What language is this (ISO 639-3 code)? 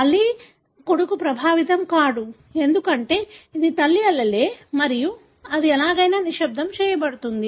tel